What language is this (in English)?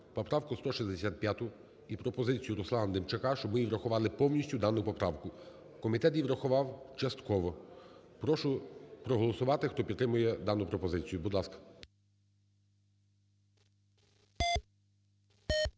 Ukrainian